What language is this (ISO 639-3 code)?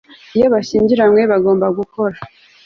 kin